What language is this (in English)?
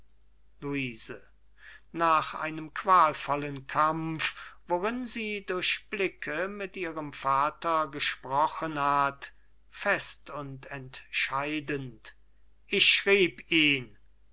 German